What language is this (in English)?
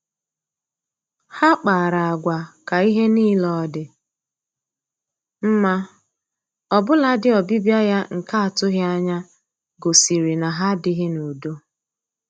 Igbo